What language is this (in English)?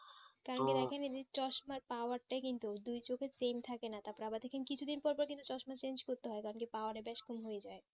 Bangla